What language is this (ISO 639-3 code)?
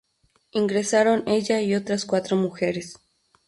spa